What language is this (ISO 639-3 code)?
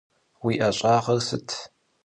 kbd